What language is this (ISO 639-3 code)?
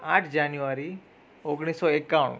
guj